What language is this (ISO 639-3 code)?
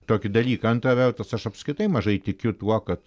lit